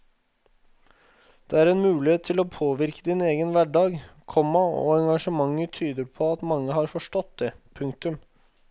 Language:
Norwegian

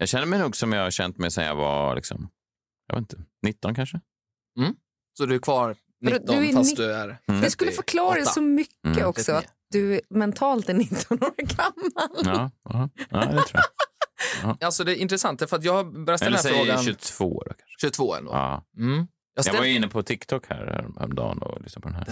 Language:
Swedish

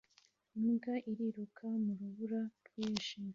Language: Kinyarwanda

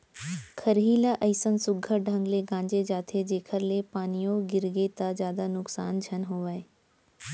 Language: Chhattisgarhi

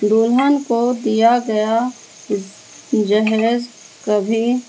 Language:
Urdu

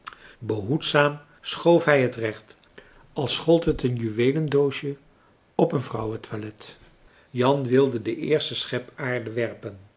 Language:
Dutch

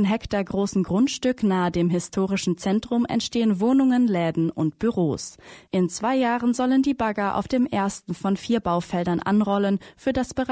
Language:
German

